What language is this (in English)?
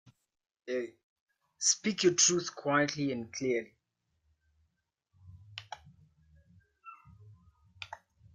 English